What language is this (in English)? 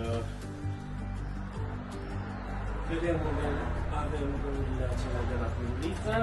Romanian